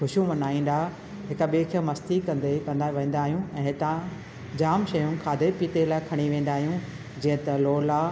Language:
Sindhi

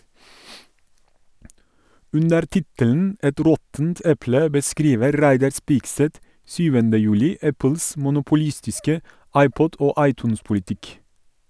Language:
Norwegian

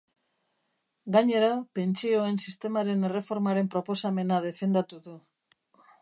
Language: Basque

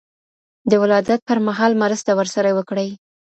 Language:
Pashto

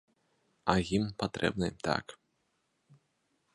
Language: Belarusian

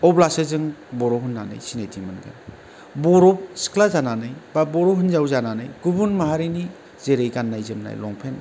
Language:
Bodo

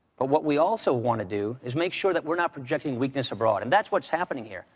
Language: English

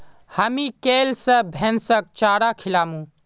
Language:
Magahi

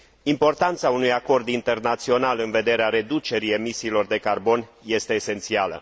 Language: Romanian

